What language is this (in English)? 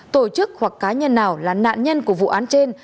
Vietnamese